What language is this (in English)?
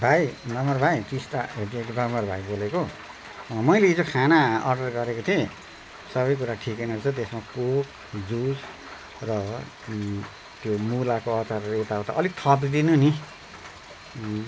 Nepali